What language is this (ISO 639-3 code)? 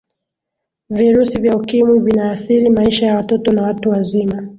swa